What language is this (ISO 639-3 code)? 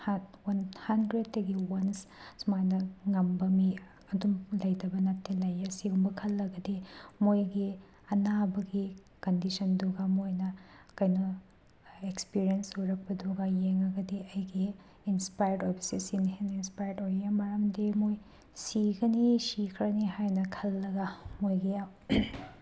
mni